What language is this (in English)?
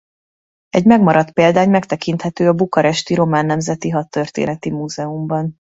Hungarian